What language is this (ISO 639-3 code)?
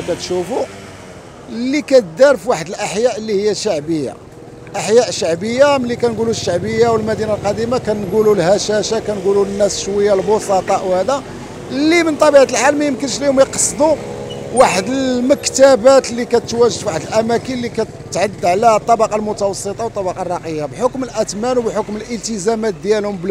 ara